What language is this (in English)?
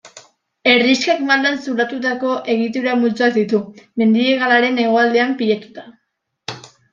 Basque